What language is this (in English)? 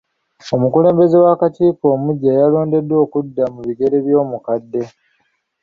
Ganda